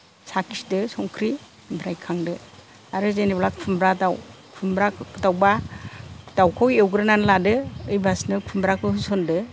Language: Bodo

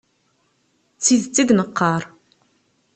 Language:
Kabyle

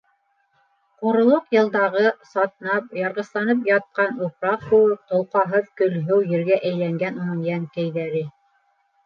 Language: Bashkir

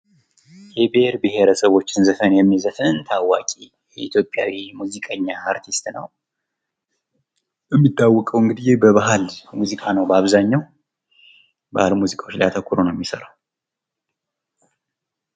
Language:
Amharic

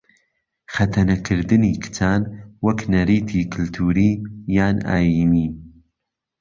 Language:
Central Kurdish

